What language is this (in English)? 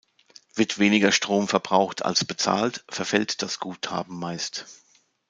German